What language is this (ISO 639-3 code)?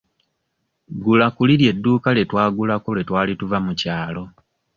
lug